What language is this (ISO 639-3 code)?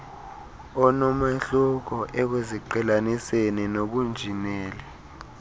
xho